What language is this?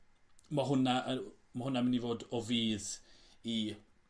Welsh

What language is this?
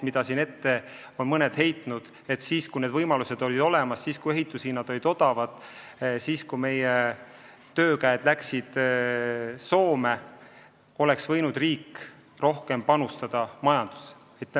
Estonian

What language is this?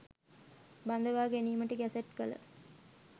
Sinhala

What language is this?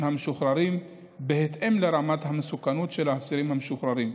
Hebrew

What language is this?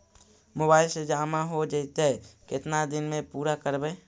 Magahi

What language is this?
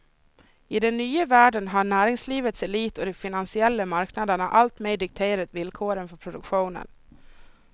Swedish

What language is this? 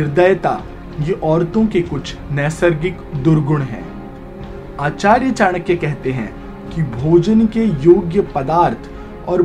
Hindi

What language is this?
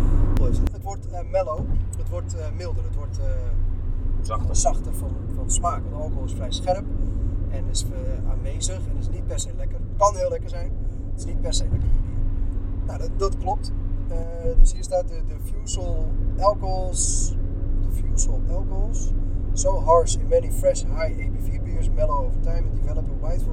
Dutch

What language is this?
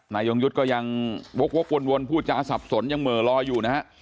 Thai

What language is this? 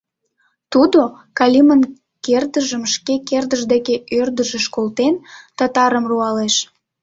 Mari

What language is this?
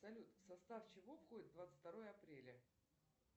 Russian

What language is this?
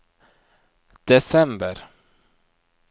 Norwegian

